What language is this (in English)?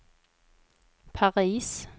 Swedish